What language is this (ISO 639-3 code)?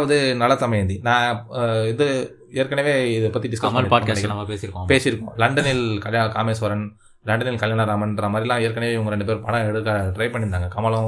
tam